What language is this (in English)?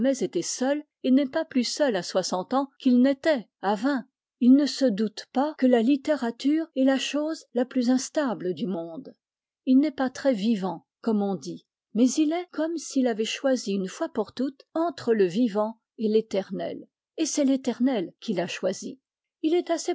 French